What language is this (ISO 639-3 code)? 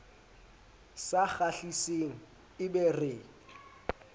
sot